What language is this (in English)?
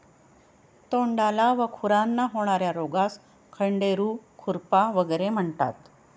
Marathi